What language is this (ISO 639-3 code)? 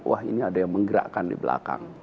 ind